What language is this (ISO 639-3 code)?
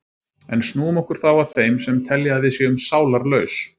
isl